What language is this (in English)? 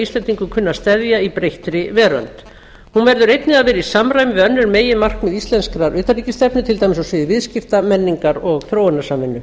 Icelandic